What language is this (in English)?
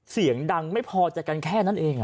Thai